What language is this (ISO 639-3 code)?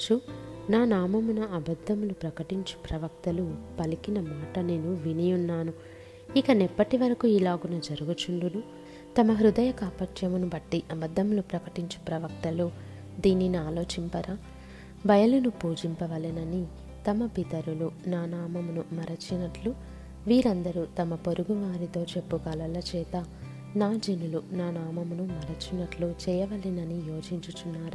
tel